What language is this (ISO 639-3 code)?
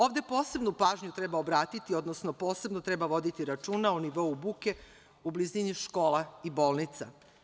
srp